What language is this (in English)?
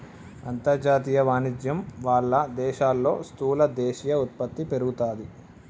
Telugu